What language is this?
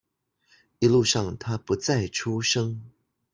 Chinese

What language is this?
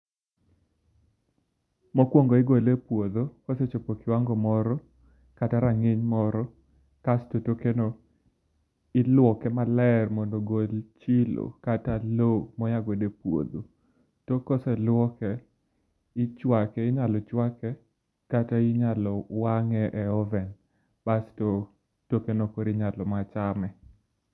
Luo (Kenya and Tanzania)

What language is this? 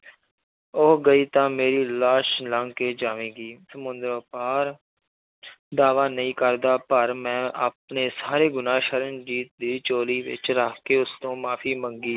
Punjabi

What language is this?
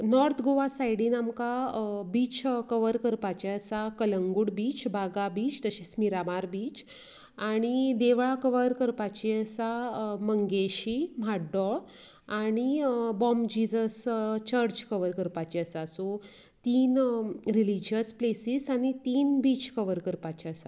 Konkani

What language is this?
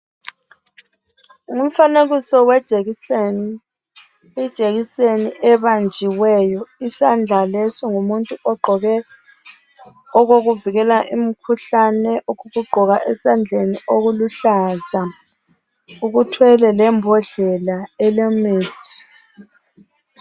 North Ndebele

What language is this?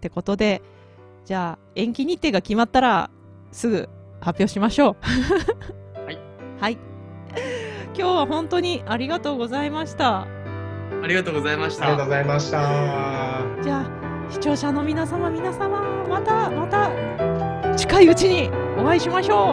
Japanese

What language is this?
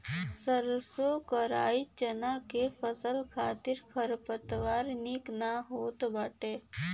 Bhojpuri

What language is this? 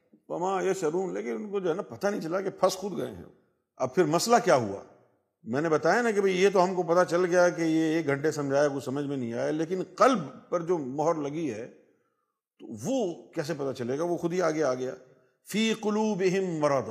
Urdu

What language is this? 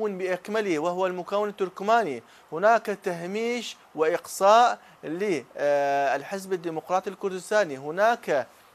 Arabic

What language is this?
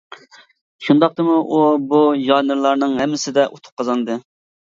Uyghur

